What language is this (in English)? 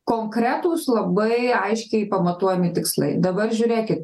Lithuanian